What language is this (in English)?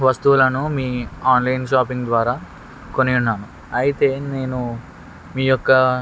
Telugu